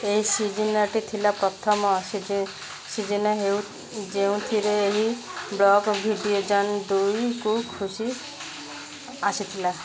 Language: Odia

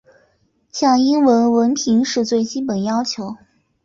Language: Chinese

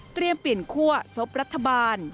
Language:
Thai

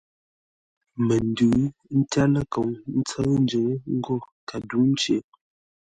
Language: Ngombale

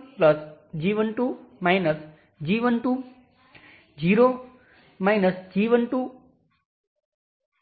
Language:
Gujarati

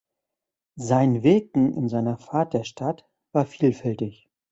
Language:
German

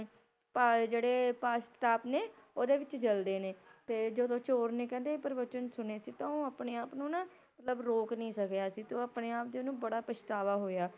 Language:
Punjabi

